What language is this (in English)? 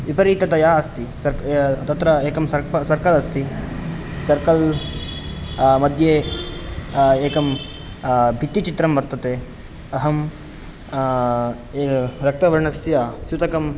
Sanskrit